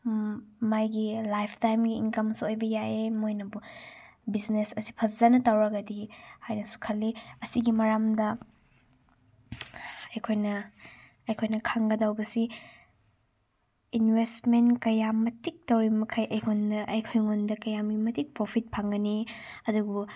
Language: Manipuri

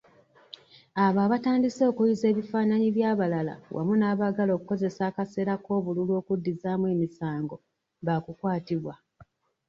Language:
Ganda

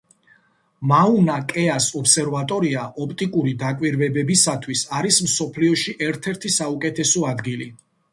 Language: Georgian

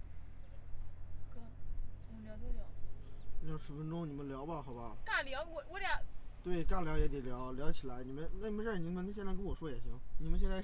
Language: Chinese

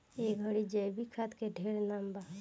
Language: Bhojpuri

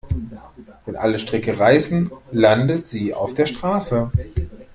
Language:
German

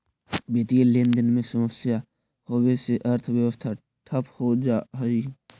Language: Magahi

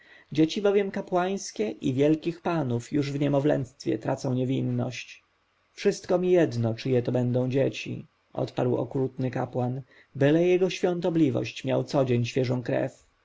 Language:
Polish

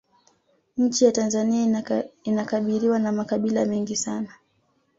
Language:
Swahili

